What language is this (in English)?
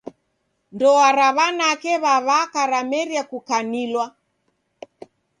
Taita